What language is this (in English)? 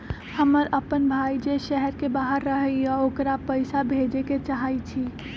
Magahi